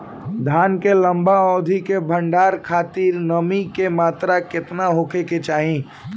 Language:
Bhojpuri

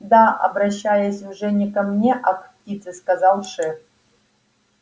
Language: Russian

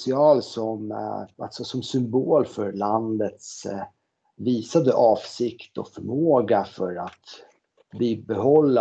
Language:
Swedish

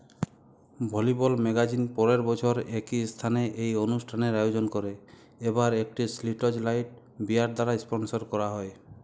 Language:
Bangla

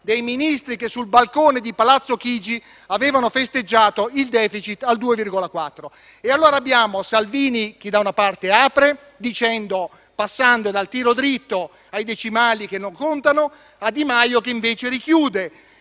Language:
Italian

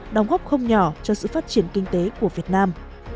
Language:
Vietnamese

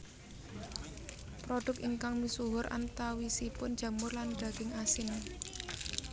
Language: Javanese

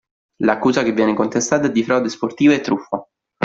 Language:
Italian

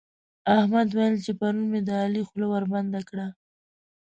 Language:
Pashto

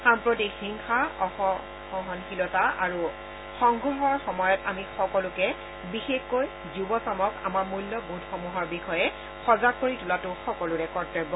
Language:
Assamese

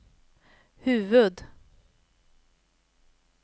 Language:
Swedish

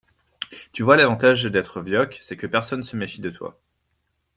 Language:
French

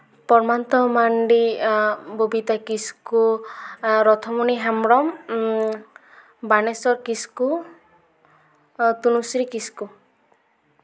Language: Santali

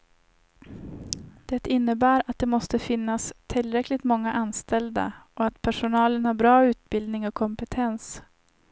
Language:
Swedish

